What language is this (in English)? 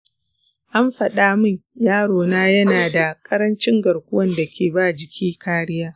Hausa